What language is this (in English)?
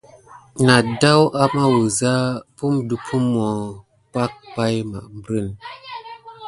Gidar